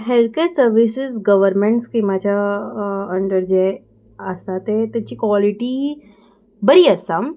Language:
Konkani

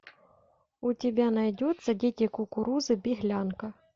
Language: Russian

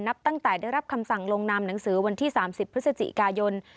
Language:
Thai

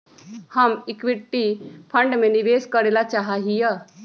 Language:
Magahi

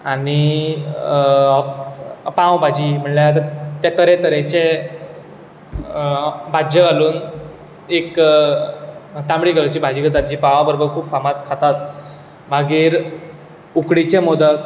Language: Konkani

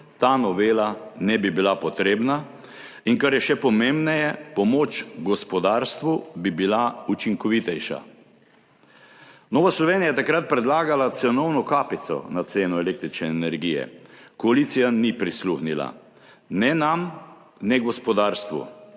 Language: Slovenian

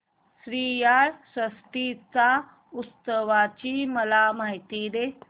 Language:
Marathi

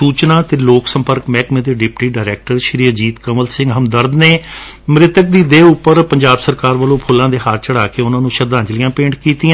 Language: Punjabi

